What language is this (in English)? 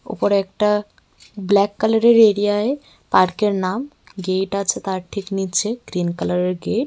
Bangla